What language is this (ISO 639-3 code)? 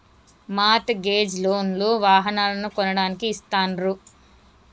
tel